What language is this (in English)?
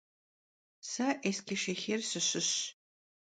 Kabardian